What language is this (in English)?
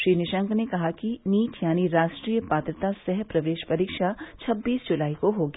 Hindi